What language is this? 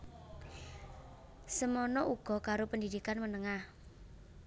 Javanese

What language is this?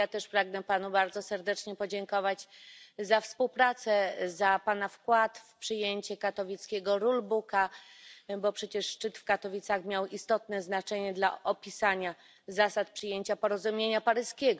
Polish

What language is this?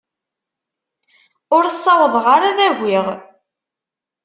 Kabyle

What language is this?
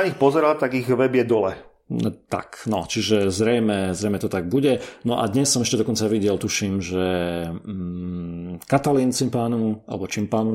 Slovak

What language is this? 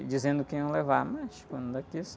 Portuguese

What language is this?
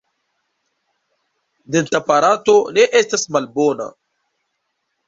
Esperanto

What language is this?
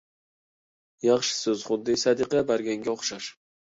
Uyghur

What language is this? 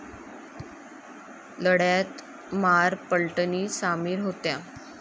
Marathi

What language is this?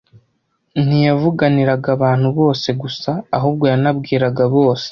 Kinyarwanda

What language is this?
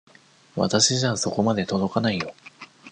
Japanese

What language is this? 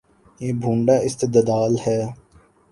Urdu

